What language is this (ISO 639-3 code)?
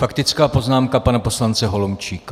ces